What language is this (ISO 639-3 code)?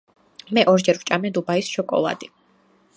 kat